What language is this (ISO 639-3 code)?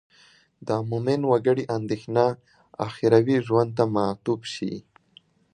pus